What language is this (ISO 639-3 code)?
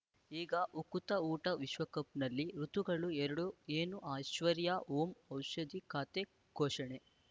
kan